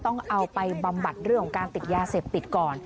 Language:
Thai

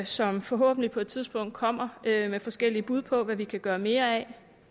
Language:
Danish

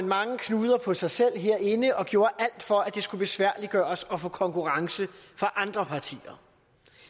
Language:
Danish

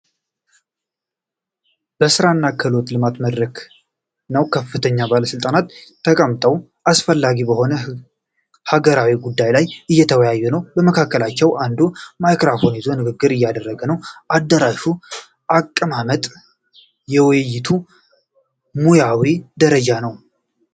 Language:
Amharic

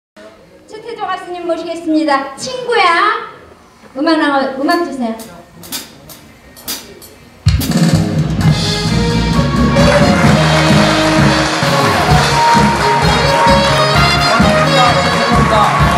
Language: Korean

